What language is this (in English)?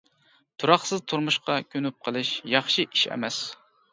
Uyghur